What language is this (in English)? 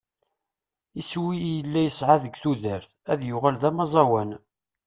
Kabyle